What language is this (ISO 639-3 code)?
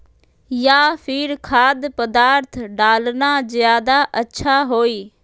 mag